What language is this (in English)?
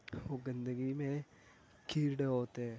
Urdu